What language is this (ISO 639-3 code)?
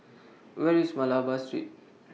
eng